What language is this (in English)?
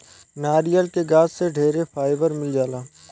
Bhojpuri